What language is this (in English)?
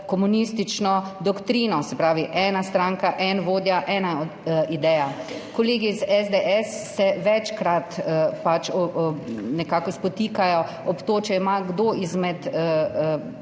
Slovenian